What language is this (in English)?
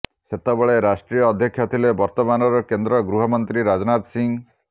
Odia